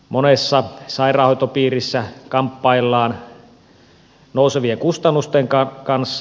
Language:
Finnish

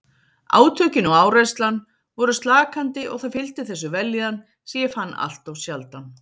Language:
Icelandic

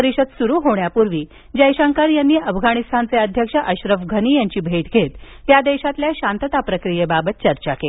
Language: Marathi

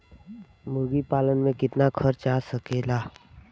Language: Bhojpuri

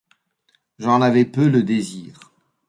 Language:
French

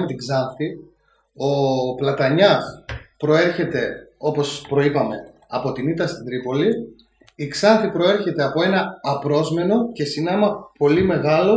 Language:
Greek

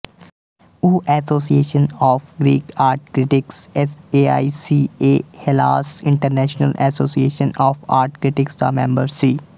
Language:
Punjabi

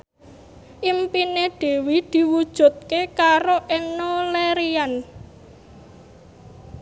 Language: Javanese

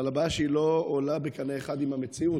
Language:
Hebrew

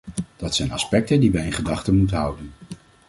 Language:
Dutch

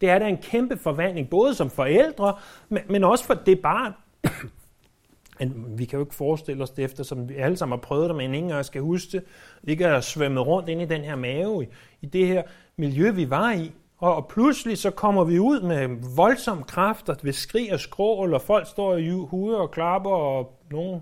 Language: Danish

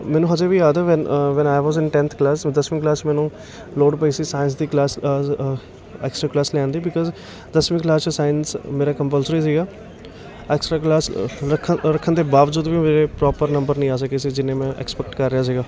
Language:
Punjabi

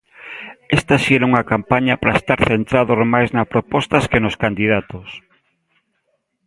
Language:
Galician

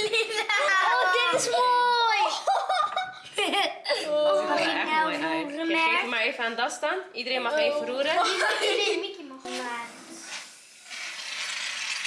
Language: Dutch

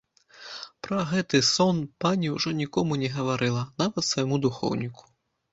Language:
Belarusian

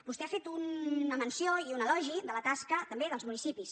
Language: Catalan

